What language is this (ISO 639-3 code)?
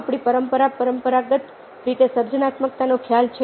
guj